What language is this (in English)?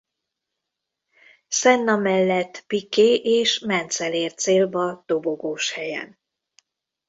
Hungarian